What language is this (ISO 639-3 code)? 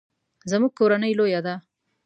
pus